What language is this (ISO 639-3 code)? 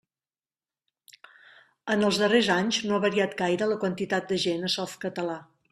cat